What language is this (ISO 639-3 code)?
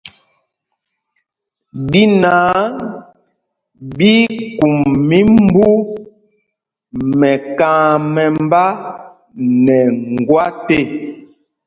mgg